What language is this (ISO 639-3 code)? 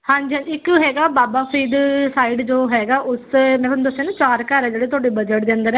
pan